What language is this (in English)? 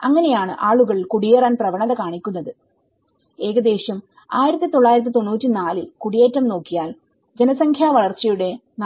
Malayalam